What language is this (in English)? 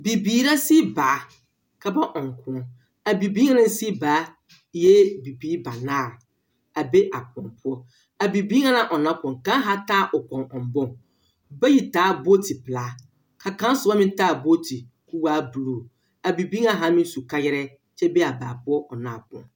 Southern Dagaare